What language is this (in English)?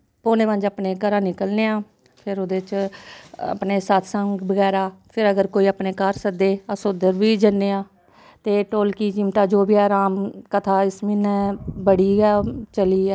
Dogri